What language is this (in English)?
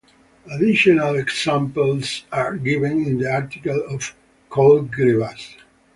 English